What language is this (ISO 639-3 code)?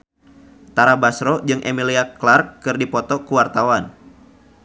sun